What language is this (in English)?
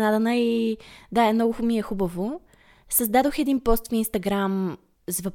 Bulgarian